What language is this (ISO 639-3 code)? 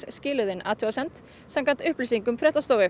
isl